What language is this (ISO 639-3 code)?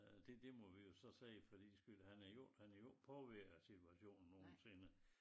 dan